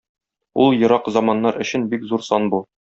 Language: Tatar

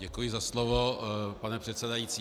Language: Czech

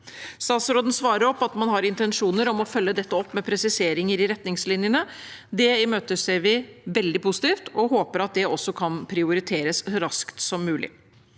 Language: Norwegian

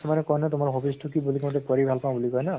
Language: Assamese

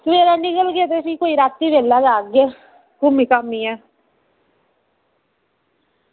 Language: Dogri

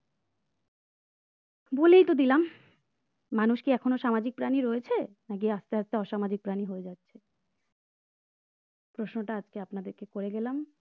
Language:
Bangla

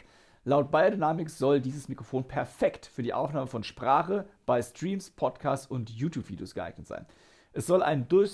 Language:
German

